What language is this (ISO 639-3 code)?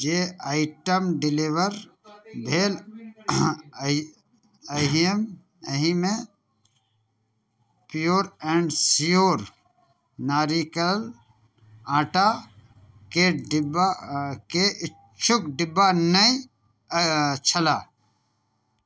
mai